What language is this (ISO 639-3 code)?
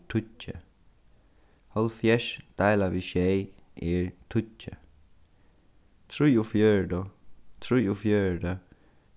fao